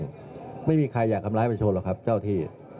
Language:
Thai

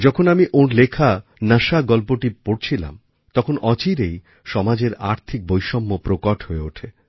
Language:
Bangla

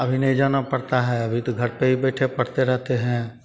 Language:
Hindi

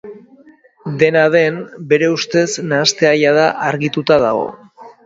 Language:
Basque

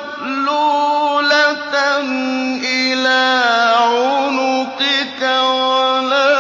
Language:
Arabic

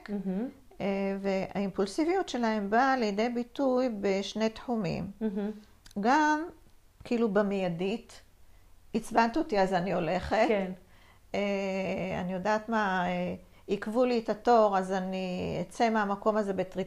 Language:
Hebrew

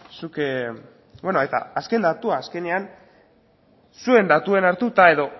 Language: Basque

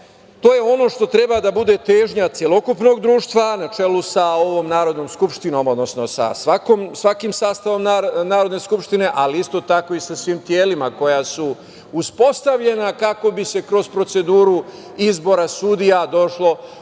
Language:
Serbian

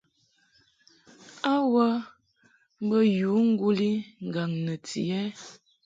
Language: Mungaka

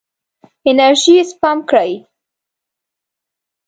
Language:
Pashto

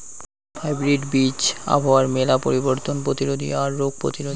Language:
Bangla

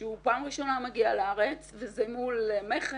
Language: Hebrew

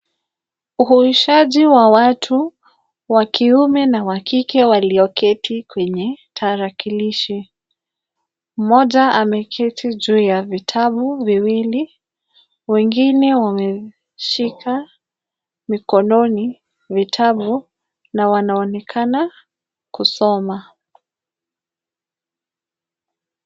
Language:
Swahili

